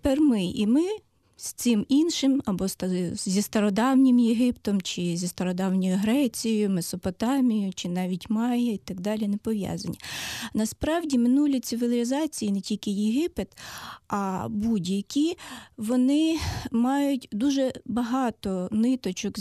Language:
Ukrainian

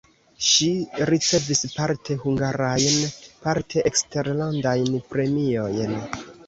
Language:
Esperanto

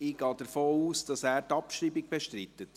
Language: Swiss German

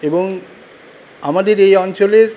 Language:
Bangla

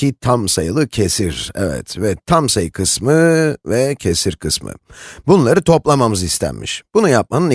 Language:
Turkish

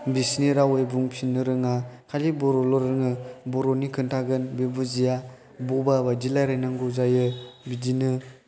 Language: Bodo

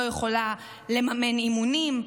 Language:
Hebrew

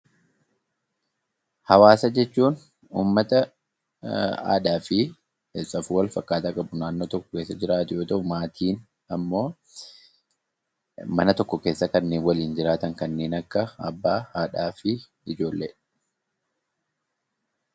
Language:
Oromo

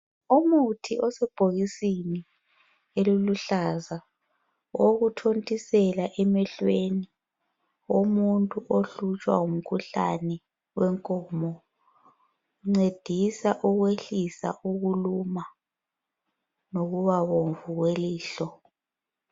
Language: North Ndebele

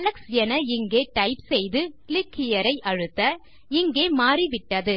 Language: Tamil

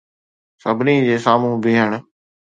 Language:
Sindhi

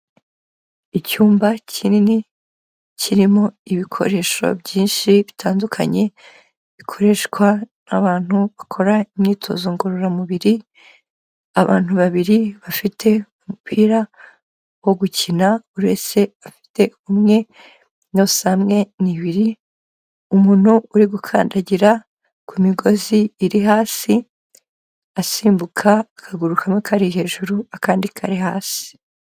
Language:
Kinyarwanda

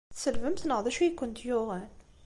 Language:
Kabyle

